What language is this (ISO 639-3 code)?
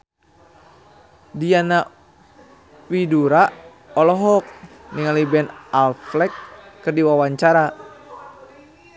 sun